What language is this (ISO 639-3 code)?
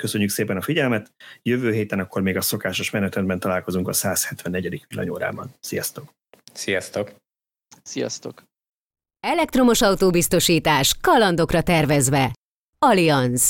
hun